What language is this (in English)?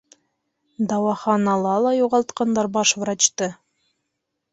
Bashkir